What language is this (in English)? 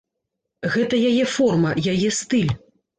Belarusian